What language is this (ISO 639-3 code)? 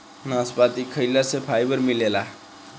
bho